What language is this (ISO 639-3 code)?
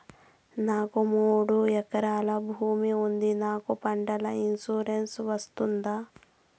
tel